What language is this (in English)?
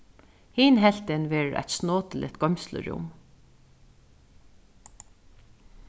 Faroese